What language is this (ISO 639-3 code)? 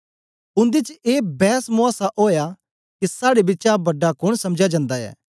doi